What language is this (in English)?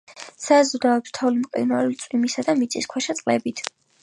Georgian